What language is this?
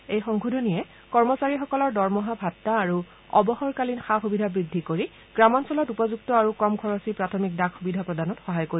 Assamese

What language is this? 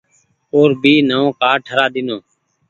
Goaria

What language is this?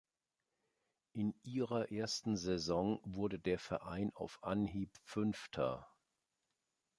German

